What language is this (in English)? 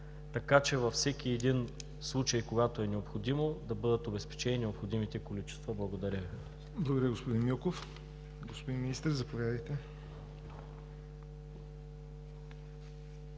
Bulgarian